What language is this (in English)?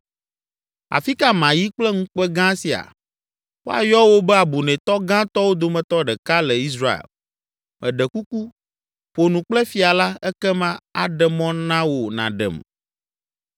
Ewe